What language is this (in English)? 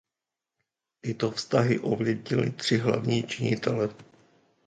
Czech